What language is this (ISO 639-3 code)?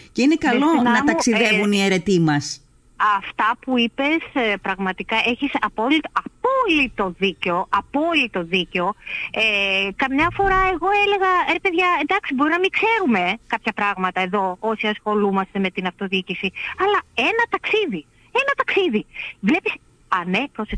ell